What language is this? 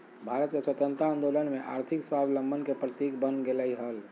Magahi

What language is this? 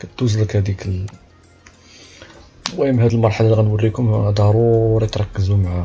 Arabic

